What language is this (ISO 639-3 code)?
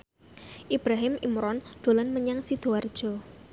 jav